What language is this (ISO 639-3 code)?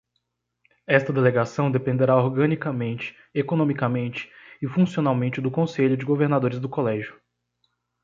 por